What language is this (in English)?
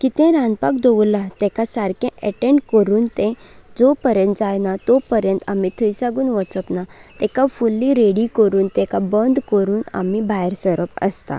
Konkani